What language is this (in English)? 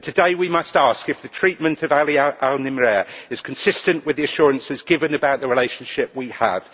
English